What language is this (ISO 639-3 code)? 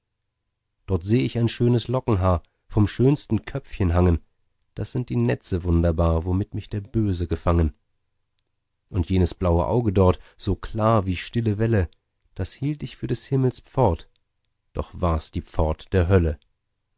deu